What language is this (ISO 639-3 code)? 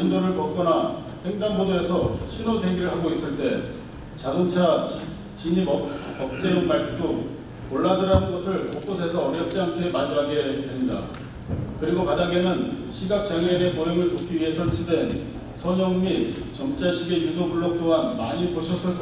kor